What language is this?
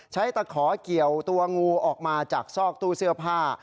Thai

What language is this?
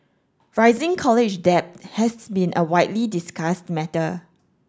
English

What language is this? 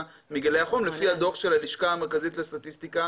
Hebrew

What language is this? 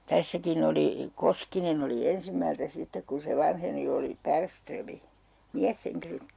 Finnish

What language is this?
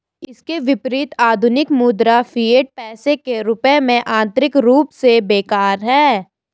Hindi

